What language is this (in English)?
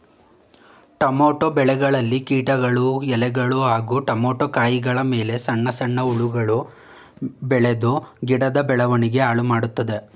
Kannada